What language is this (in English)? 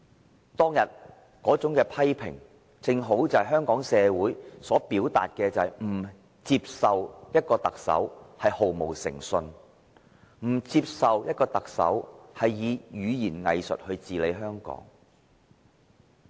Cantonese